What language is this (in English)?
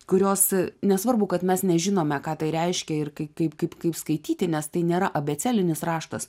Lithuanian